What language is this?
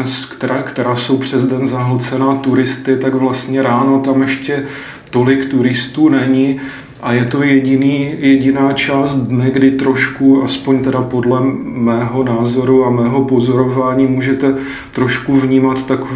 Czech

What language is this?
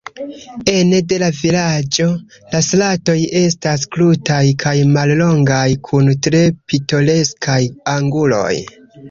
Esperanto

